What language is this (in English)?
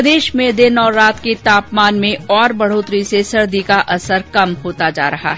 Hindi